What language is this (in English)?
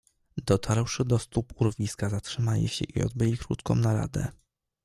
Polish